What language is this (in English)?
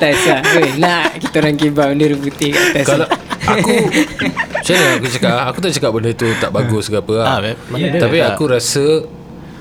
Malay